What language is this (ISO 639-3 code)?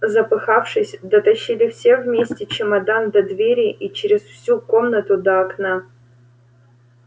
rus